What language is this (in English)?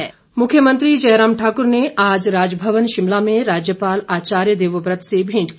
Hindi